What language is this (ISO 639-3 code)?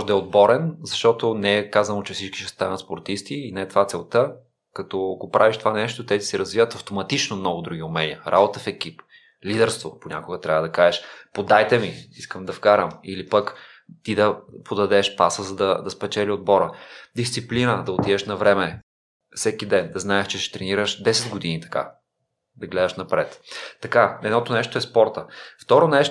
bul